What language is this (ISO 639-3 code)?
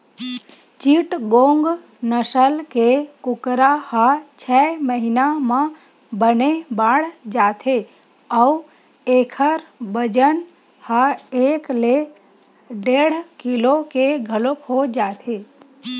hne